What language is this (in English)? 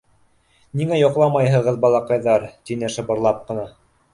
Bashkir